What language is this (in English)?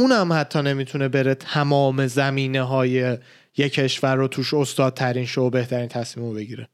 Persian